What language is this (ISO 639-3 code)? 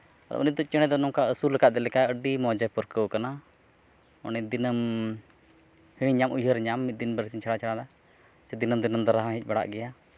sat